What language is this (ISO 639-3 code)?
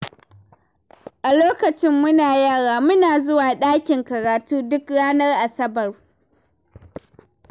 hau